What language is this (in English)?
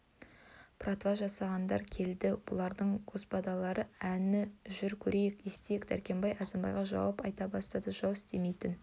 Kazakh